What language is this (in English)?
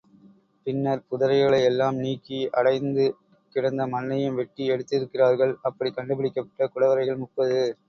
Tamil